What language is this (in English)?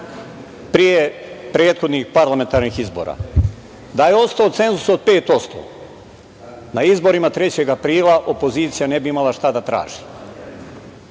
Serbian